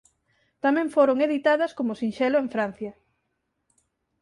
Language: Galician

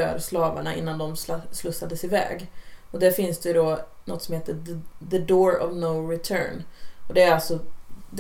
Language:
Swedish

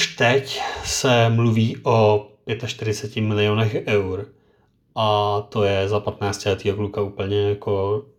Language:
Czech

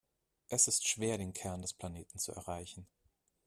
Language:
German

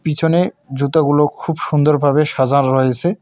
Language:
Bangla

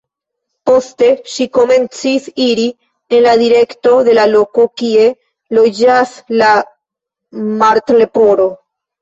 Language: Esperanto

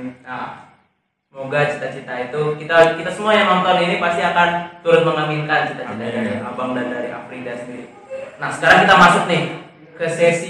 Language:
Indonesian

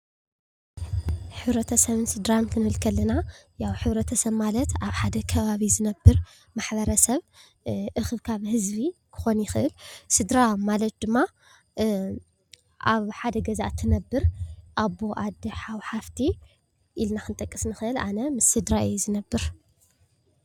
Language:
Tigrinya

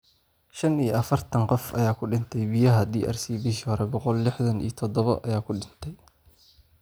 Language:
Somali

